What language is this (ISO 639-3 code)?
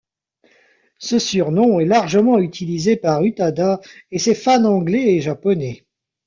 fra